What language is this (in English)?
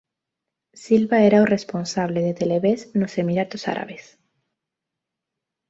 Galician